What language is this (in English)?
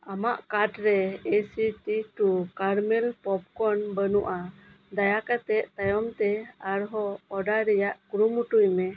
Santali